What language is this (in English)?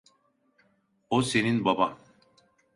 Turkish